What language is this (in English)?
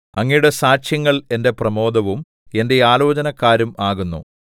Malayalam